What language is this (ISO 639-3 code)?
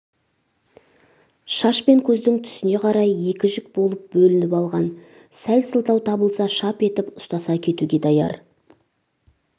kaz